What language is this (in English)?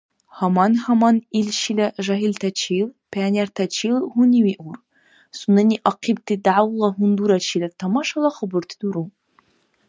Dargwa